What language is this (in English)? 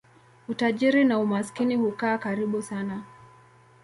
Swahili